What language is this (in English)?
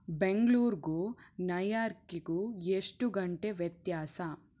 Kannada